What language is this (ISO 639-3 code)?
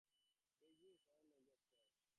eng